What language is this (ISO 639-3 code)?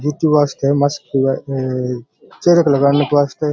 raj